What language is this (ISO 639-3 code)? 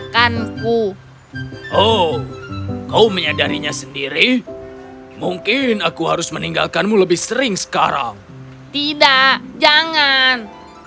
ind